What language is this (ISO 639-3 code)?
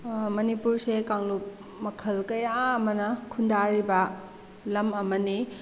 mni